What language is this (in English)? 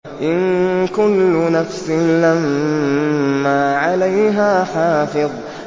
Arabic